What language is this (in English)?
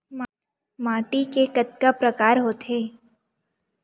Chhattisgarhi